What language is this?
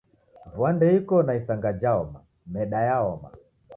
Taita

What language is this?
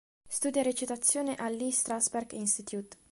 Italian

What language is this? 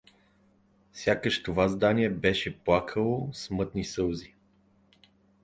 Bulgarian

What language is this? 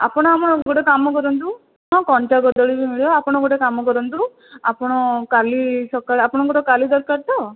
Odia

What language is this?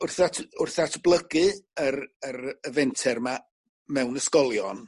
Welsh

